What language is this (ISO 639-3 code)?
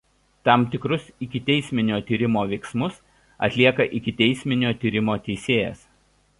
lit